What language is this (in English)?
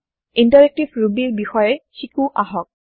Assamese